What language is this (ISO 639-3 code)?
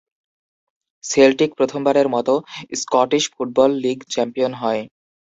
ben